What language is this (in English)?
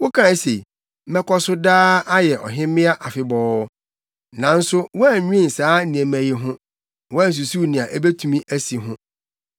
Akan